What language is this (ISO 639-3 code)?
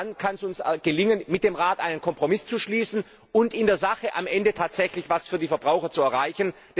deu